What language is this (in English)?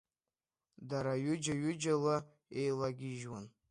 Abkhazian